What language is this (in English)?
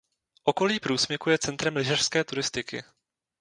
Czech